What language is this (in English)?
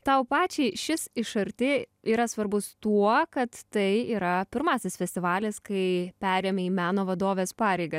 Lithuanian